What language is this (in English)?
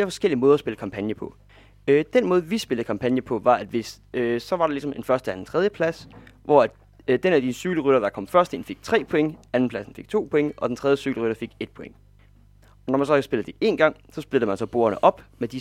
Danish